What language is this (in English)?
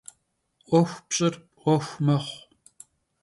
Kabardian